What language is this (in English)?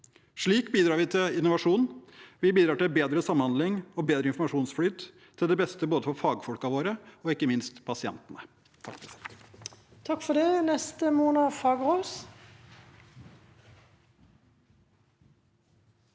Norwegian